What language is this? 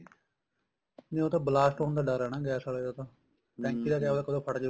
Punjabi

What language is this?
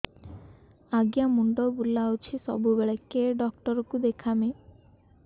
Odia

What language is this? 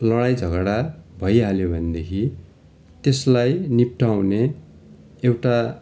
Nepali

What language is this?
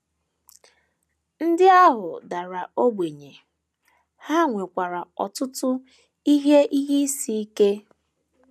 Igbo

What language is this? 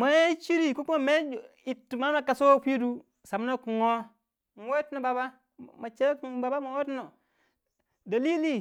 Waja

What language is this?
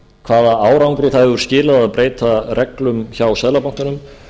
Icelandic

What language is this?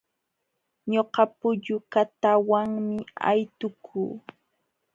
Jauja Wanca Quechua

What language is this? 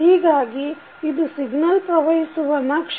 Kannada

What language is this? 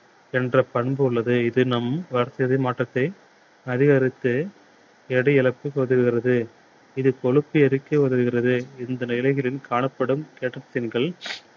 Tamil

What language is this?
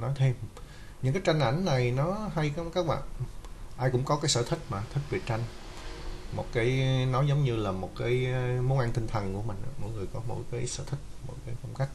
Vietnamese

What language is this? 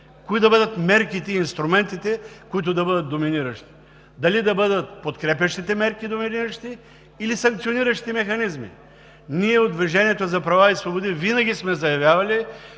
Bulgarian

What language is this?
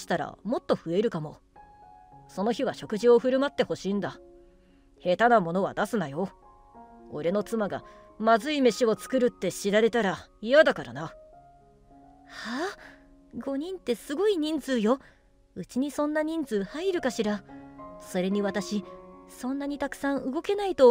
Japanese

